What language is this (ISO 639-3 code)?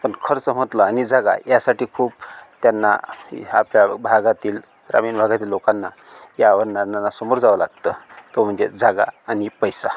mar